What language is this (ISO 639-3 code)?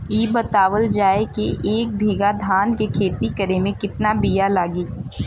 bho